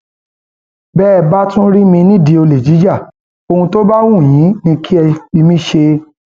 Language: Yoruba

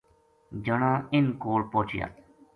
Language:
Gujari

